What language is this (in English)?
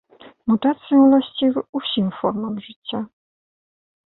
Belarusian